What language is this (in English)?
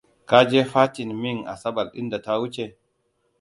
Hausa